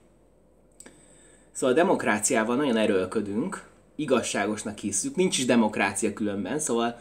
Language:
Hungarian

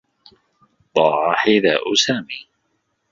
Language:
Arabic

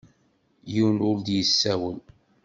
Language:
Kabyle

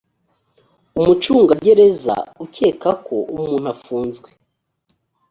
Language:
Kinyarwanda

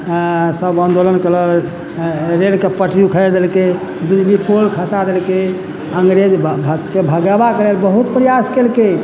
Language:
Maithili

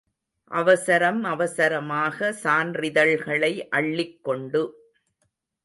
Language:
Tamil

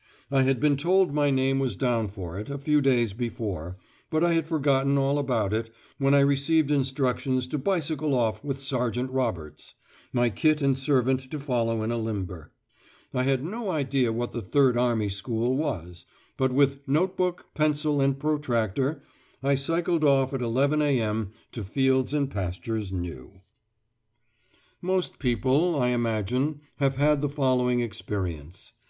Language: English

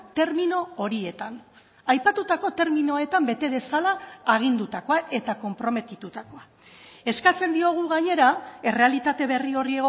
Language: Basque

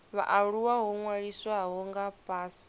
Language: Venda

